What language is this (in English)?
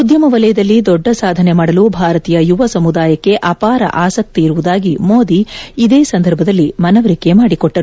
Kannada